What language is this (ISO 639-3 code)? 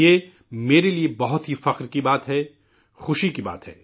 urd